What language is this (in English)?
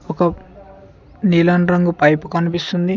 Telugu